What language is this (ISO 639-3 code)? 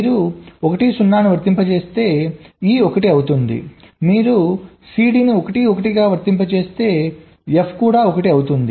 tel